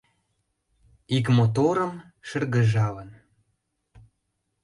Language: Mari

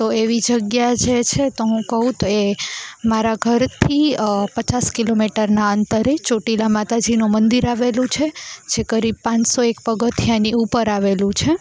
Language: Gujarati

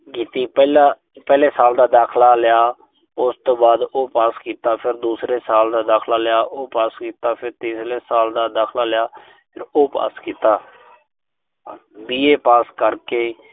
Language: Punjabi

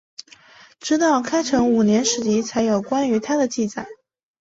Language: Chinese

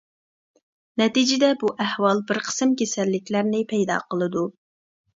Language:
Uyghur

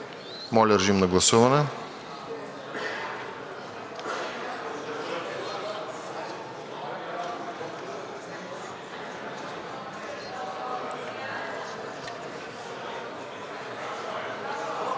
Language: Bulgarian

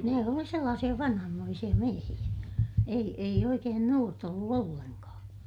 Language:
Finnish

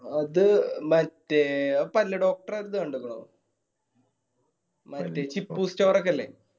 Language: Malayalam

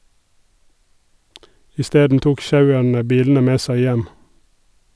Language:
Norwegian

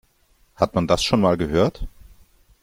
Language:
German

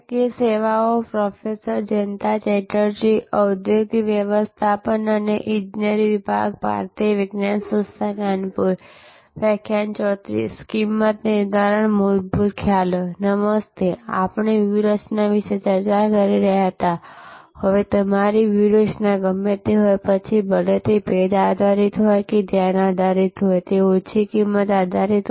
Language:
Gujarati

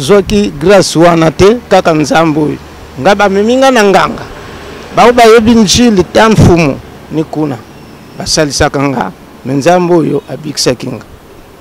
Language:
French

